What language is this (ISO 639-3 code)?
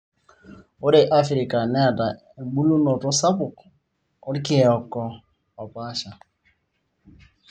mas